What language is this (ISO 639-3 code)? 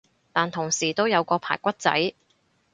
yue